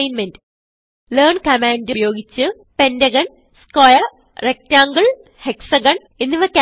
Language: Malayalam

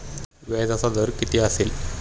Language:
Marathi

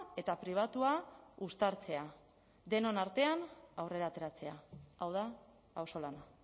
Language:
Basque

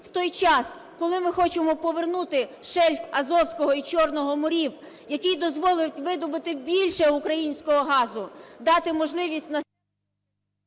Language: Ukrainian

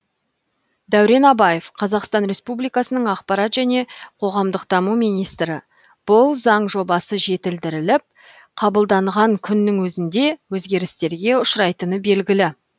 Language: Kazakh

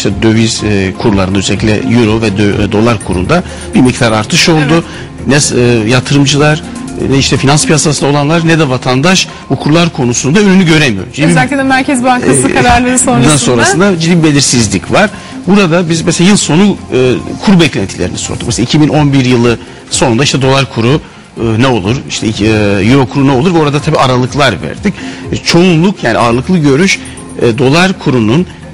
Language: Turkish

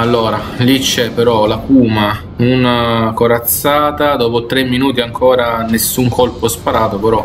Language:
Italian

